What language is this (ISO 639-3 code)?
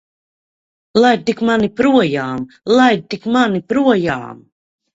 lav